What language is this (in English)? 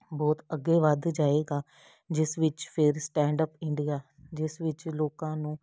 Punjabi